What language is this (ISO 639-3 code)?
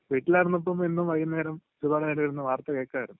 mal